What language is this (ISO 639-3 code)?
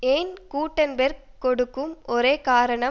tam